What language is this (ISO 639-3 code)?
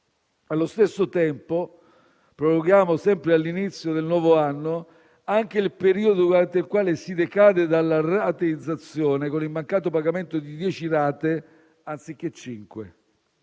ita